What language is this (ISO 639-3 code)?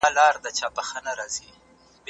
pus